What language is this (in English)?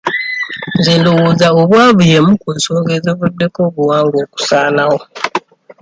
Ganda